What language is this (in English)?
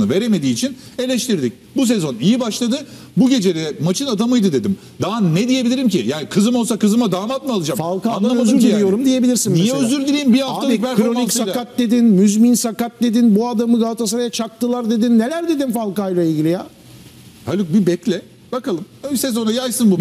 Turkish